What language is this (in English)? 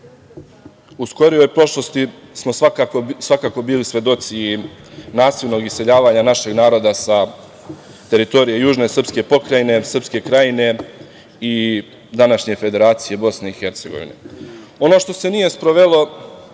Serbian